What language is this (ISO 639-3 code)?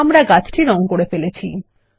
ben